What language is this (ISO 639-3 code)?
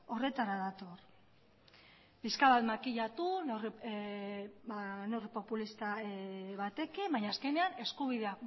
eus